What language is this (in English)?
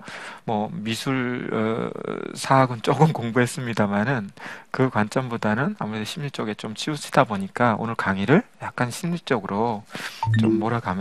Korean